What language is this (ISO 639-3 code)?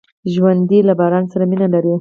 pus